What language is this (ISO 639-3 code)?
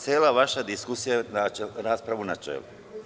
srp